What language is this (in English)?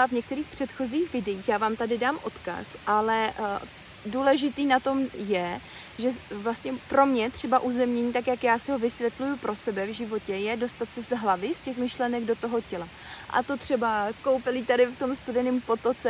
Czech